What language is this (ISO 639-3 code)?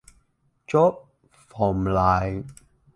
vie